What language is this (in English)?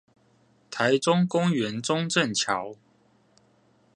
Chinese